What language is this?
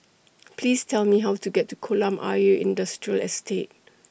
English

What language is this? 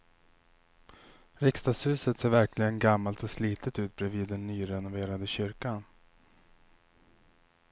Swedish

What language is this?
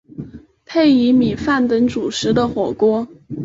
Chinese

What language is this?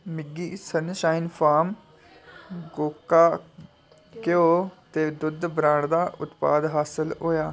Dogri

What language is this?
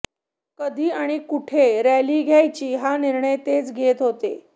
Marathi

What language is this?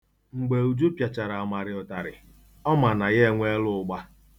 Igbo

